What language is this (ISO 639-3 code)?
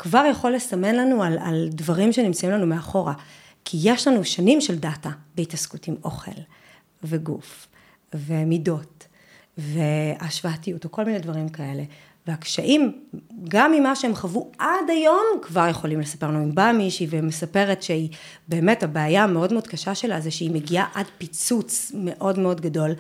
heb